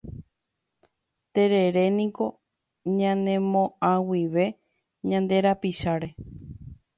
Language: Guarani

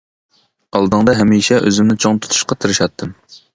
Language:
Uyghur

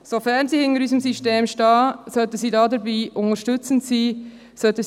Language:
Swiss German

